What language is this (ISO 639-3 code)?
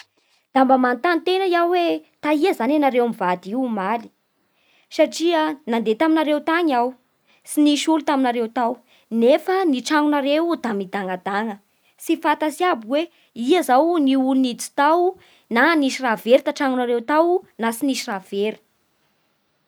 bhr